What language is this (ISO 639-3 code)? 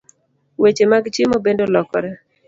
luo